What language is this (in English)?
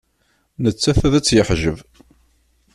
Kabyle